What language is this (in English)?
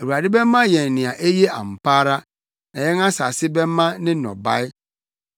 Akan